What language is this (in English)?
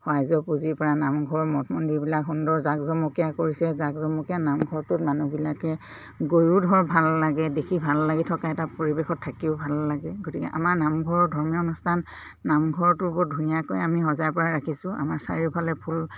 Assamese